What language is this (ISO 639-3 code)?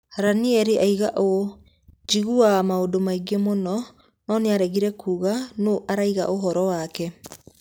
kik